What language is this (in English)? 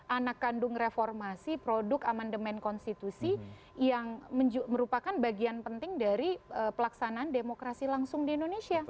Indonesian